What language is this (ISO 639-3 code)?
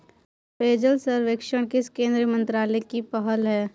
hin